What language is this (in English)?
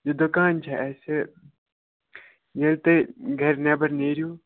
Kashmiri